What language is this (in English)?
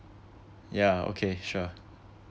English